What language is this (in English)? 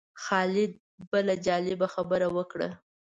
Pashto